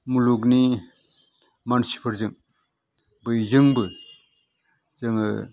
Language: Bodo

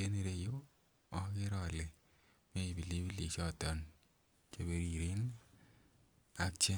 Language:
Kalenjin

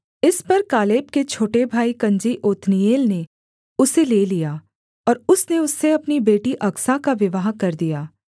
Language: Hindi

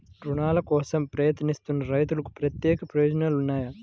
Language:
Telugu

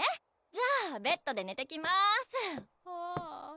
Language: Japanese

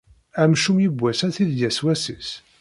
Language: Kabyle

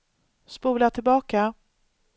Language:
Swedish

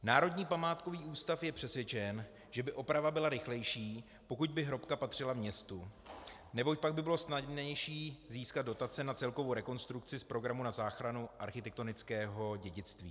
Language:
Czech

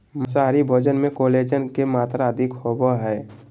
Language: Magahi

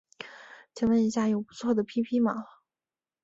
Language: Chinese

